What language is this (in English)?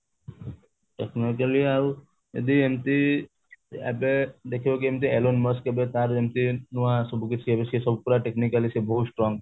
Odia